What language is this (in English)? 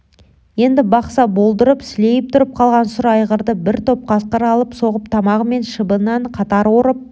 Kazakh